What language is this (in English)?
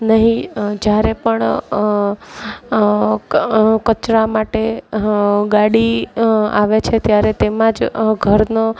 Gujarati